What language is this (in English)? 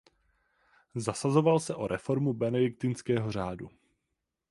Czech